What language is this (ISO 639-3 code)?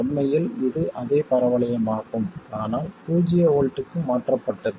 tam